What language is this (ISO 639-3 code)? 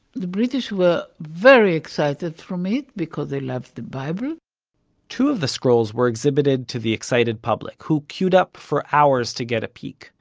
eng